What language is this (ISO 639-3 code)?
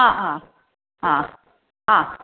san